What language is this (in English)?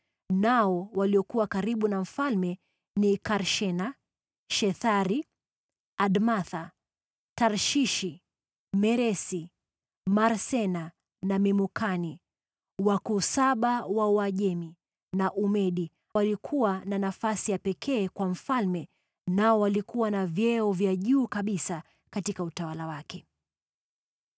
Swahili